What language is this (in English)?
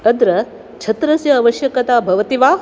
Sanskrit